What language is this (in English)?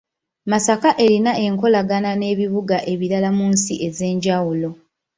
Ganda